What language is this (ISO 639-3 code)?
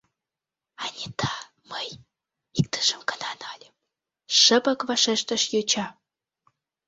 chm